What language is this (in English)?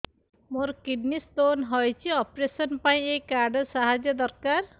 Odia